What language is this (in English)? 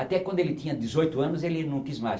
Portuguese